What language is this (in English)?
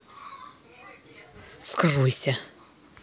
Russian